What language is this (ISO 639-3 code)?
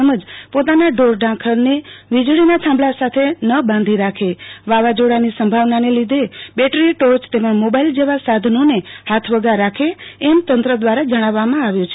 guj